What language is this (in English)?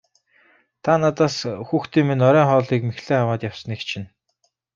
Mongolian